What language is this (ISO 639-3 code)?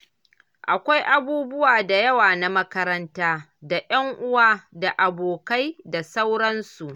hau